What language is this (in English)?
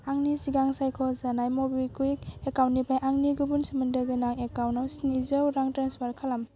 Bodo